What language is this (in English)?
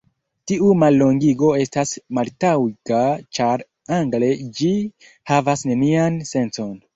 Esperanto